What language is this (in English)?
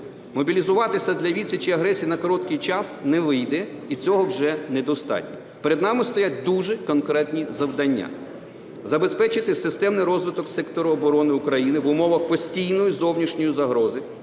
Ukrainian